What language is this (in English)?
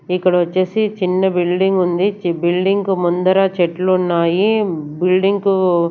Telugu